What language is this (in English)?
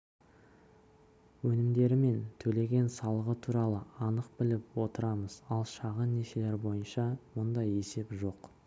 Kazakh